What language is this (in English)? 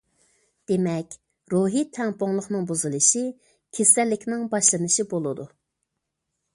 Uyghur